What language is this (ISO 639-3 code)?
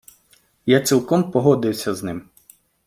ukr